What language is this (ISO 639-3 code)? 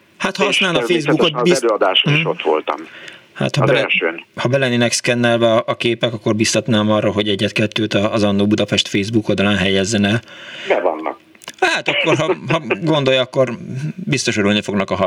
hun